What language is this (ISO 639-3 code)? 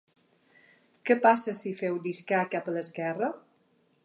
cat